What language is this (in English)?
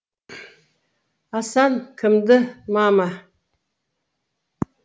Kazakh